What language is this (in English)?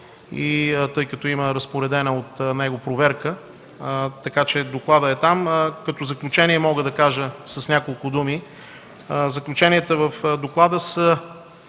Bulgarian